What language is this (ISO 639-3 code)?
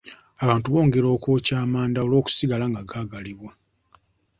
lug